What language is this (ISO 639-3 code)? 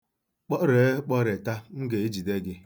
ibo